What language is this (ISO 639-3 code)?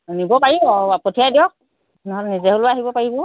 asm